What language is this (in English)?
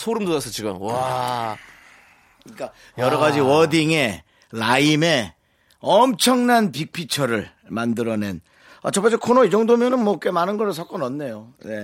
Korean